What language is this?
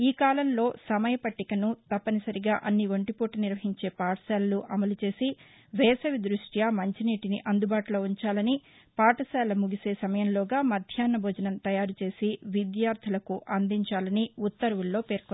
Telugu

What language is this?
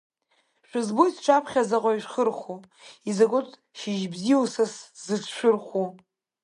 Abkhazian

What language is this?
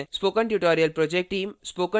Hindi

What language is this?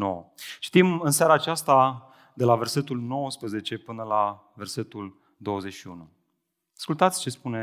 Romanian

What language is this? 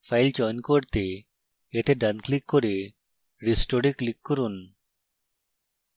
Bangla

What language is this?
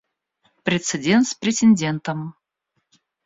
Russian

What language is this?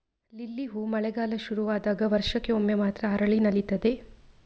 Kannada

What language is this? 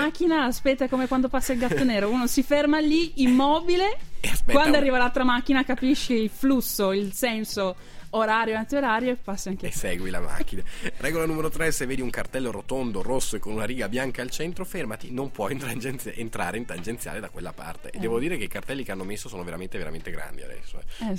Italian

